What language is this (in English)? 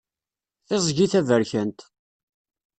Kabyle